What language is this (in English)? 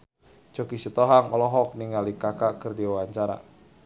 Sundanese